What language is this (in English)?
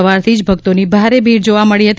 Gujarati